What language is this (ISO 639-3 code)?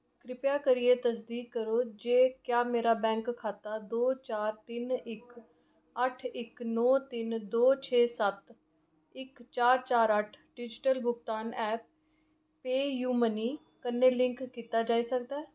doi